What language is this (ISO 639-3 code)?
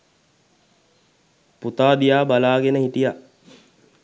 sin